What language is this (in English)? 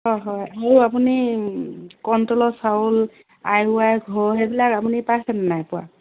Assamese